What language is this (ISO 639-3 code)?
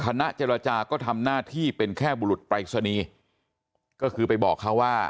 tha